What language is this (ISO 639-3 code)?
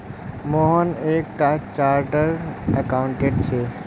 mag